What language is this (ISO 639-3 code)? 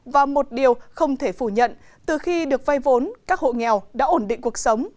vie